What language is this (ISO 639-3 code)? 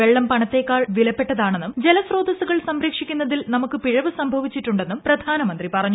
mal